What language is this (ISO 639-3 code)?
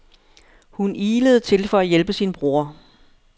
dan